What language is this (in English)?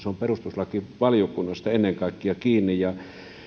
Finnish